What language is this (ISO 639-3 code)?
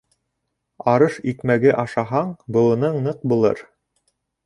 bak